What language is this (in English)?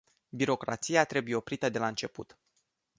Romanian